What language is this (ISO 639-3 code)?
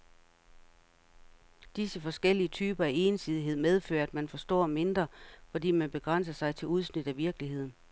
dan